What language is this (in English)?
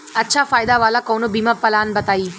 Bhojpuri